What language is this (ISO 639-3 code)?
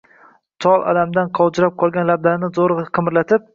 uzb